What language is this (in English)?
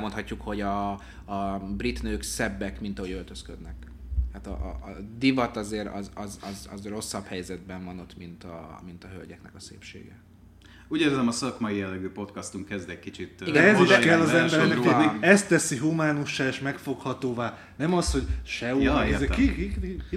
Hungarian